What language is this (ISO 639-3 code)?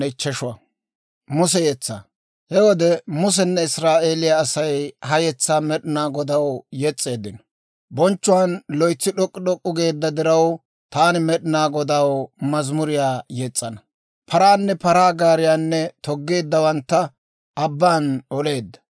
dwr